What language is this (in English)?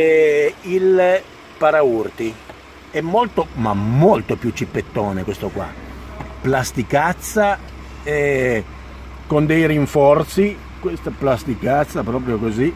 Italian